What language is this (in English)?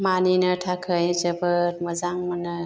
Bodo